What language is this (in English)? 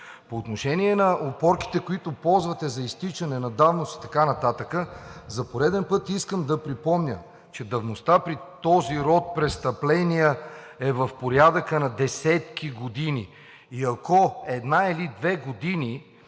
Bulgarian